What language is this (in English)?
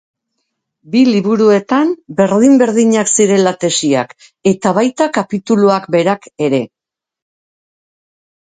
Basque